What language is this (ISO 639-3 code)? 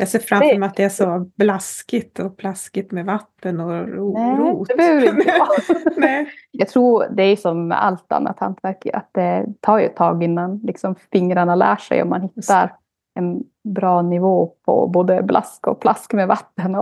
swe